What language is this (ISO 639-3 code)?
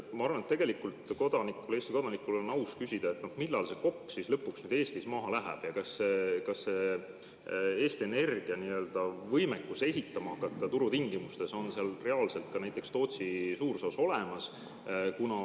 est